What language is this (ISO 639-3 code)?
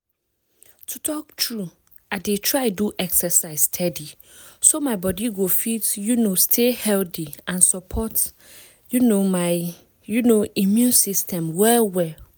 pcm